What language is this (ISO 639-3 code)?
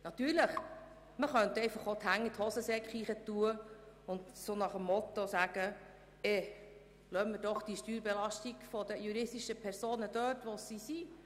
gsw